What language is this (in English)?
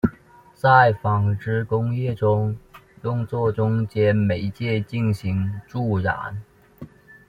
Chinese